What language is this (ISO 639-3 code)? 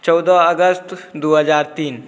mai